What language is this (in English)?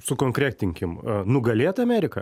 Lithuanian